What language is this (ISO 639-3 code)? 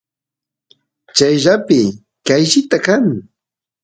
qus